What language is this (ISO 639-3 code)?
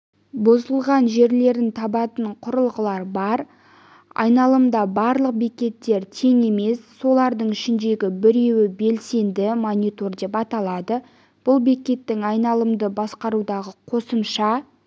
kaz